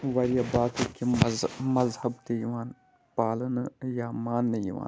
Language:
Kashmiri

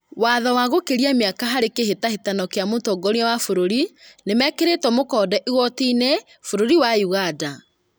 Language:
Kikuyu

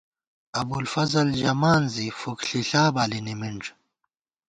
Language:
Gawar-Bati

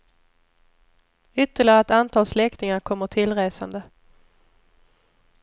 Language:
Swedish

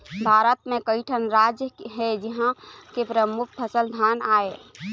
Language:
Chhattisgarhi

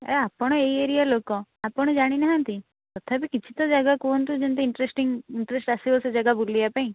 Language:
Odia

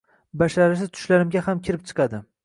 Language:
Uzbek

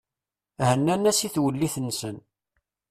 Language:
Kabyle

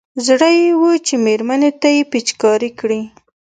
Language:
Pashto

